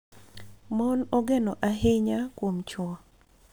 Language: Luo (Kenya and Tanzania)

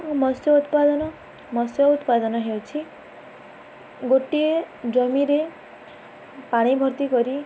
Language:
Odia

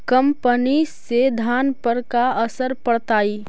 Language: Magahi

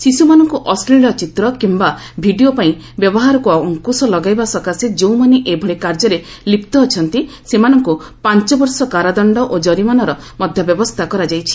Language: Odia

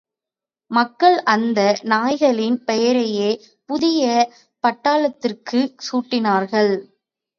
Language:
Tamil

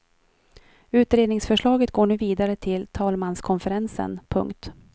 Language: Swedish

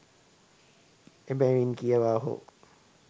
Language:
Sinhala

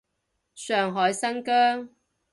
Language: Cantonese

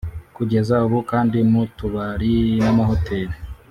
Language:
Kinyarwanda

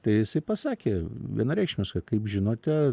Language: Lithuanian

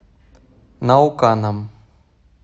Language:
Russian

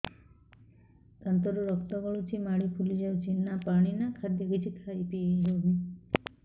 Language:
Odia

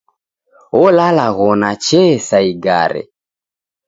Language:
Taita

